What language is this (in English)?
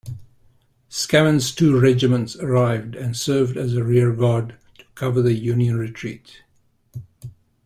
English